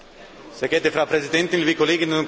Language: German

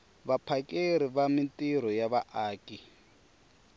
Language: Tsonga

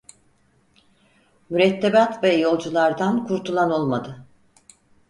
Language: Turkish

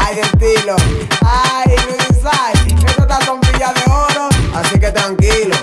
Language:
Portuguese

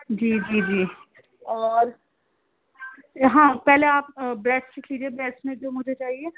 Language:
Urdu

